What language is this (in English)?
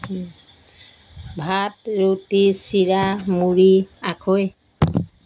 Assamese